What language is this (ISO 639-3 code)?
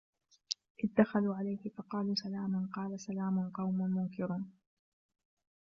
ara